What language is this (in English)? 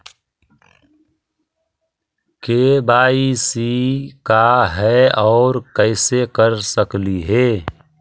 Magahi